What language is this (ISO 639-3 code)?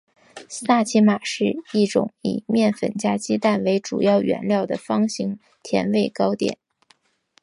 zho